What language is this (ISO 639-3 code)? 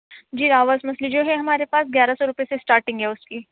urd